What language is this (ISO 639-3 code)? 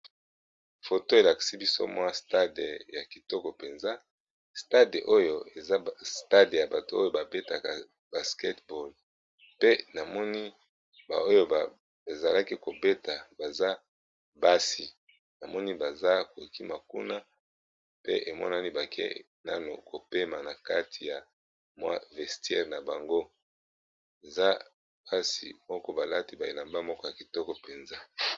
lin